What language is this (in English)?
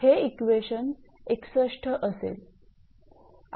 Marathi